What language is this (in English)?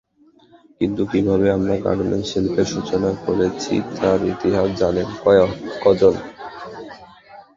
Bangla